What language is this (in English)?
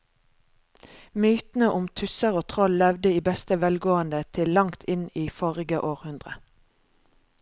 Norwegian